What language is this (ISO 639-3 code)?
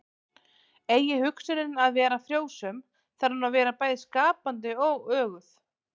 isl